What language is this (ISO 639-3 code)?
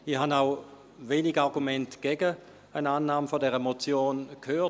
gsw